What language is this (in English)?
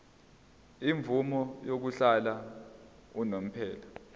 Zulu